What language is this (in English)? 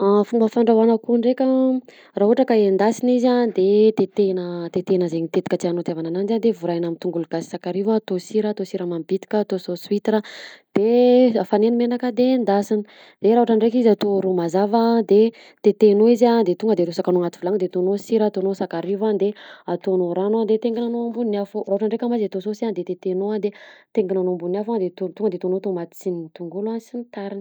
Southern Betsimisaraka Malagasy